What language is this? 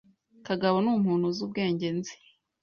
Kinyarwanda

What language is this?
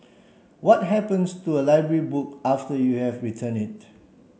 English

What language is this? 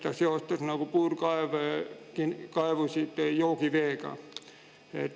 Estonian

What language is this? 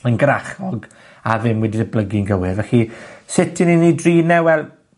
Welsh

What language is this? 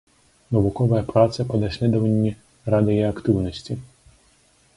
Belarusian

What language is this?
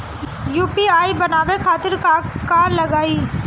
Bhojpuri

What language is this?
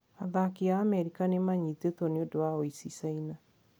Kikuyu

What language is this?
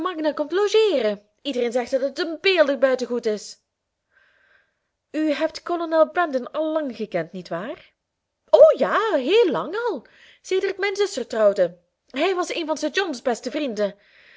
Dutch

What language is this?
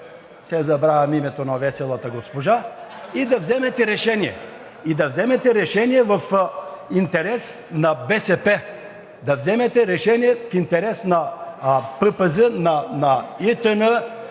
Bulgarian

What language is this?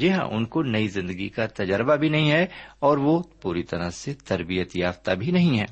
Urdu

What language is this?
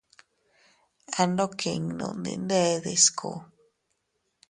Teutila Cuicatec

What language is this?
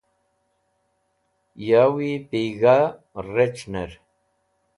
Wakhi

